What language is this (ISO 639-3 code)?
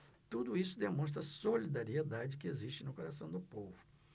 por